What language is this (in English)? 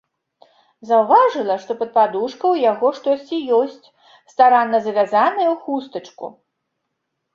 Belarusian